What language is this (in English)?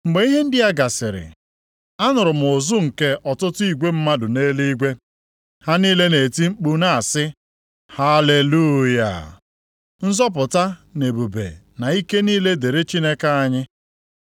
Igbo